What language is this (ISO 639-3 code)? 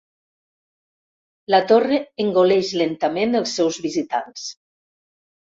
cat